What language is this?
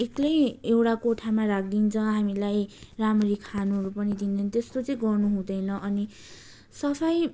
Nepali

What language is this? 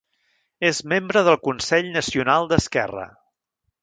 Catalan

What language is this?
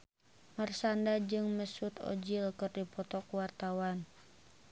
Sundanese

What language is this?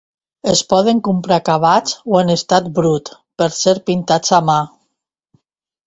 Catalan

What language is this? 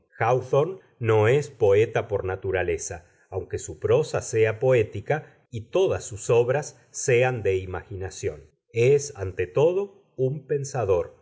Spanish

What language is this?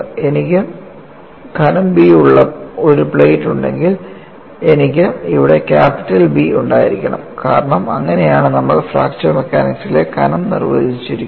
Malayalam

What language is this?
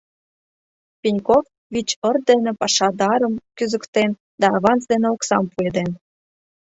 Mari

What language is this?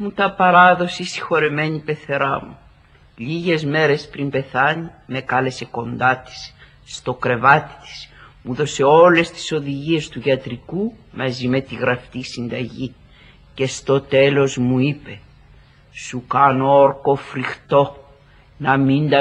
Greek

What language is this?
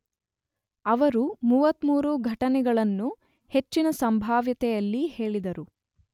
Kannada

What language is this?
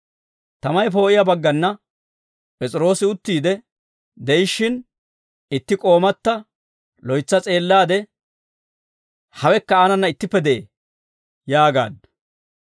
Dawro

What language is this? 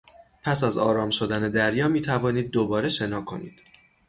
Persian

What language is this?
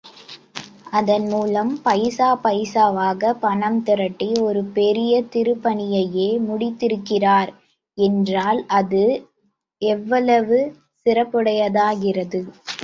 Tamil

